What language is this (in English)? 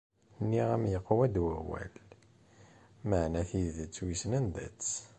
Kabyle